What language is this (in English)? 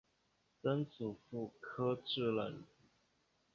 Chinese